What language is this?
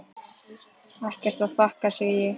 Icelandic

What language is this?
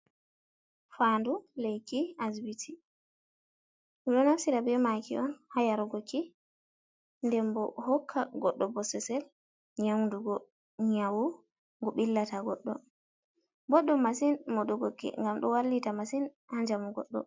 Fula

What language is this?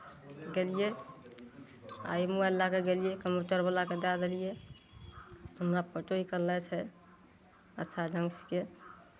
Maithili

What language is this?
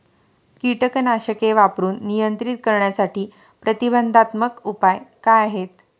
Marathi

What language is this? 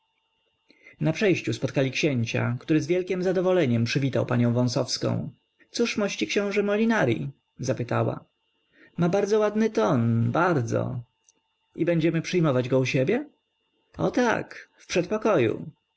Polish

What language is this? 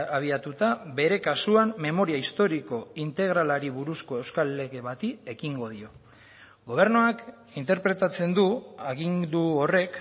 Basque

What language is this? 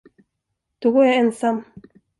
Swedish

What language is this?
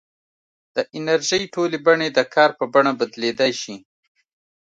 Pashto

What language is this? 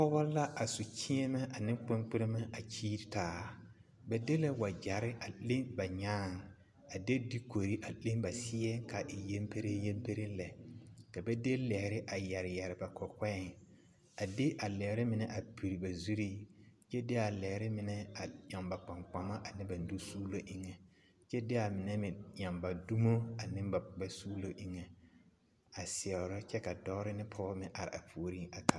Southern Dagaare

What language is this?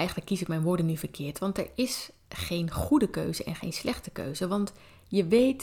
Dutch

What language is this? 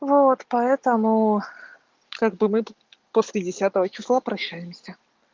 Russian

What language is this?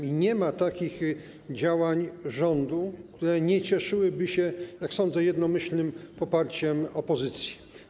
Polish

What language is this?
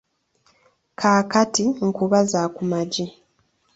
Ganda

